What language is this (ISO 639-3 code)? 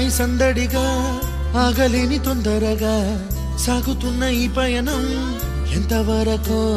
tel